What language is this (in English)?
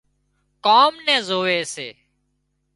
Wadiyara Koli